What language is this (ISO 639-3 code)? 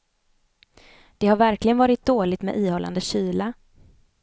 swe